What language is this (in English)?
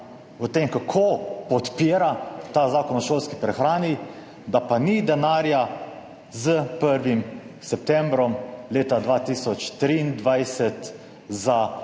Slovenian